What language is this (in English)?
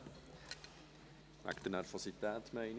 Swiss German